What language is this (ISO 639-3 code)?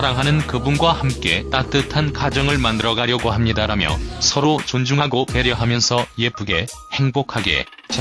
kor